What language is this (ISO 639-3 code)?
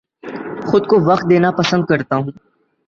urd